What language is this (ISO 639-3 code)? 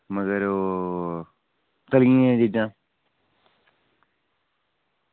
doi